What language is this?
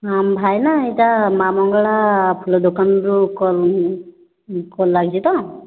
Odia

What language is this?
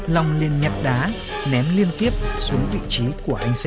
Vietnamese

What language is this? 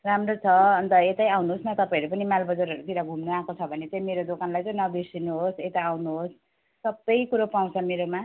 Nepali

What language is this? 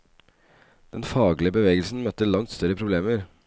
Norwegian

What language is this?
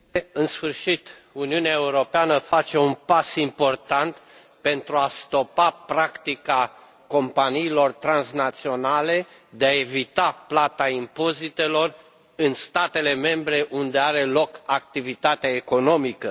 Romanian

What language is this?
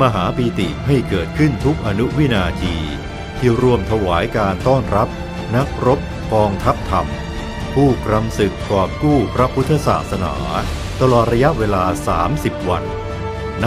Thai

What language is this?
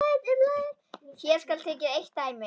Icelandic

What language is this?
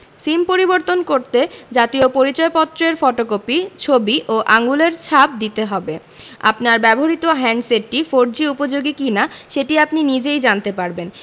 Bangla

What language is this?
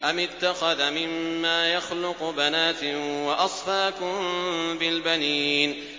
Arabic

